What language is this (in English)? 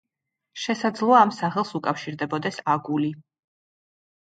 Georgian